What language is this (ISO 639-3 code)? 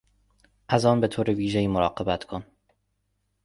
fas